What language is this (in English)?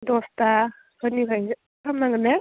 Bodo